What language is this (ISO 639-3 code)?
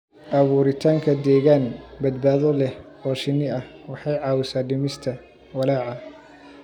som